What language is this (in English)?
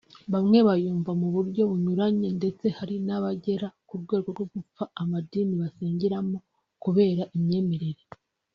Kinyarwanda